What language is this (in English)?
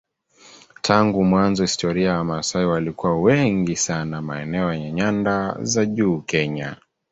Swahili